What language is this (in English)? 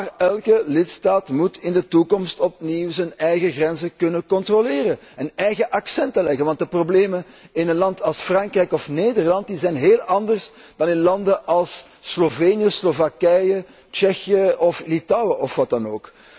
Dutch